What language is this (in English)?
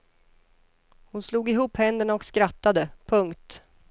Swedish